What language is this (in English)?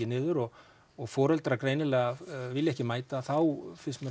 Icelandic